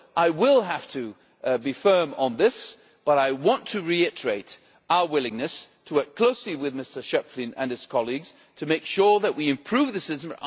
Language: English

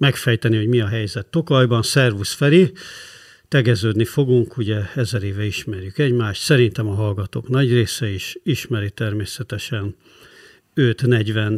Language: Hungarian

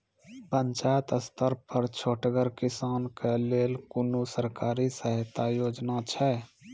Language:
Maithili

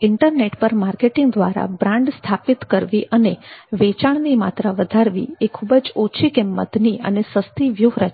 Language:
Gujarati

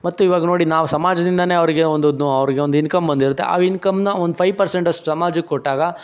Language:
Kannada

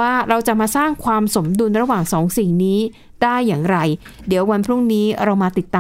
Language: Thai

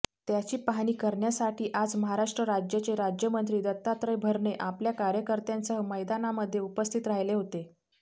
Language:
Marathi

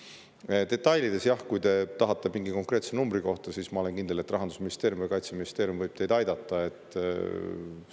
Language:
Estonian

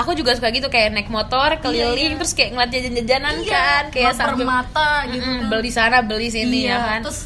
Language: Indonesian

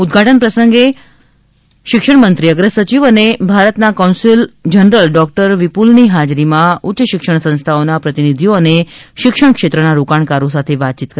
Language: Gujarati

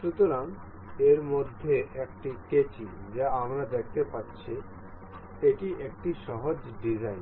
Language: Bangla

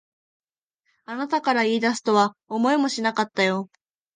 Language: Japanese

